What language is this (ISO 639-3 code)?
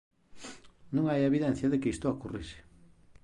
glg